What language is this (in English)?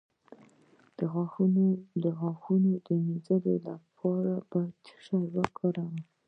Pashto